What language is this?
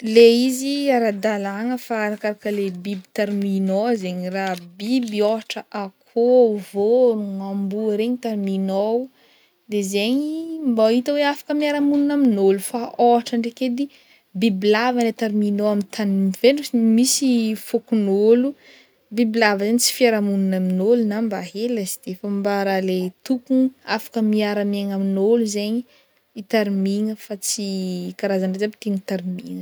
Northern Betsimisaraka Malagasy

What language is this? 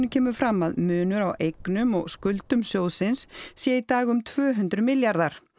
Icelandic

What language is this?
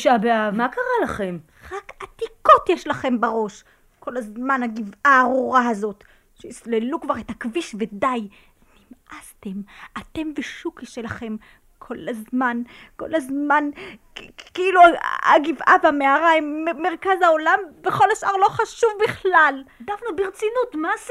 Hebrew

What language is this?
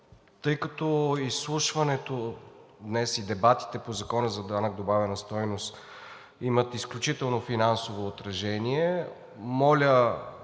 Bulgarian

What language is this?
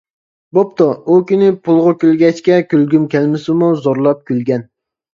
Uyghur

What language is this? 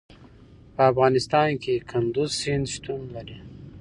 Pashto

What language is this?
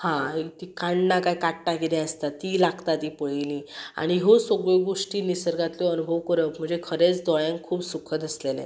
Konkani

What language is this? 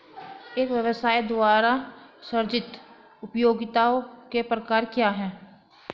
Hindi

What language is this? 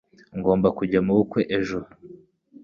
Kinyarwanda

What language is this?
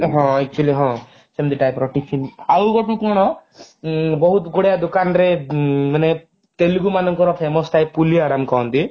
Odia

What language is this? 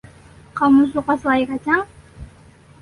Indonesian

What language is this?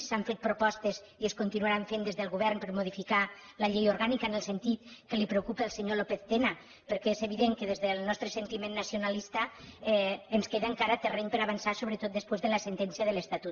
Catalan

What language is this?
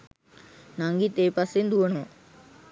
Sinhala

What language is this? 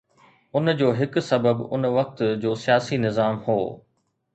Sindhi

